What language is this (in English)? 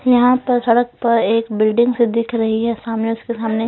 Hindi